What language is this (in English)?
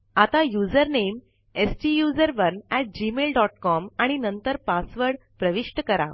Marathi